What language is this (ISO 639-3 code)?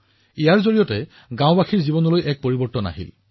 asm